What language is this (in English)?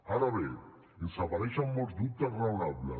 Catalan